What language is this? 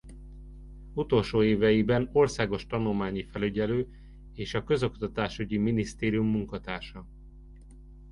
Hungarian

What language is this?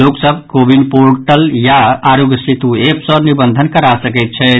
Maithili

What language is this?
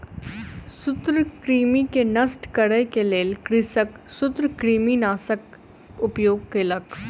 Maithili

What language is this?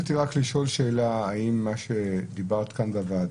Hebrew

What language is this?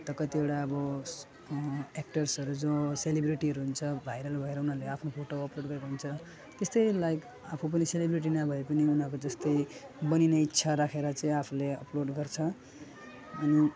Nepali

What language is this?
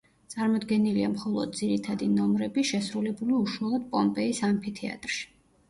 Georgian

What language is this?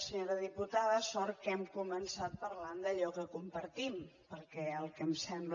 Catalan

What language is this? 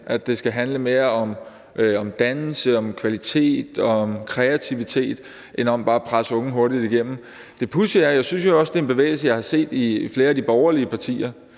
Danish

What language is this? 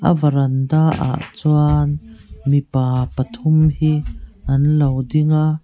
Mizo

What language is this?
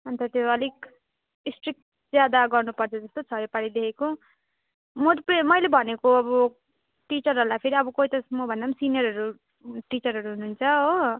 Nepali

